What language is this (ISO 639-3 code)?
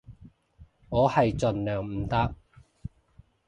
yue